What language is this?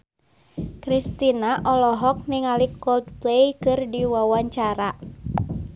Sundanese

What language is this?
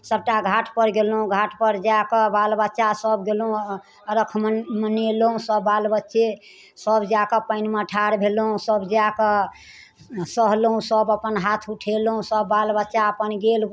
Maithili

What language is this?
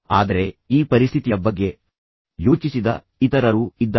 Kannada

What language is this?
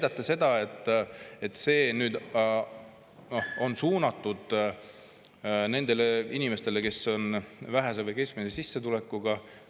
Estonian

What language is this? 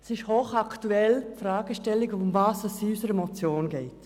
Swiss German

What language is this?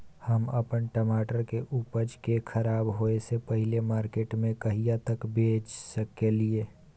Maithili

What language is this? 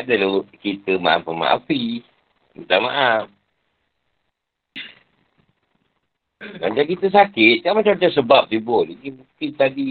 Malay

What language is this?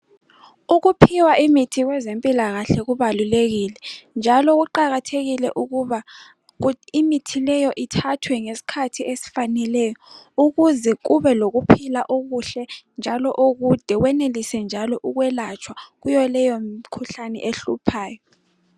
North Ndebele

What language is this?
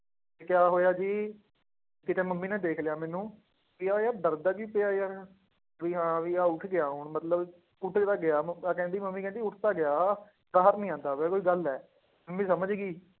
Punjabi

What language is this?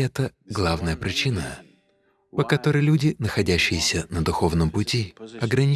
Russian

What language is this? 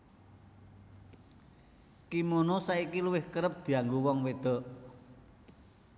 Javanese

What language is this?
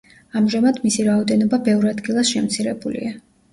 Georgian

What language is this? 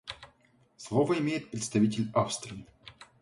Russian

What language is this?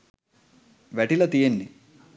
Sinhala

